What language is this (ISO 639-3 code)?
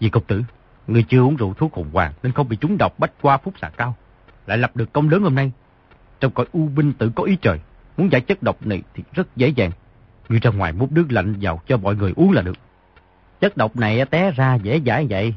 vie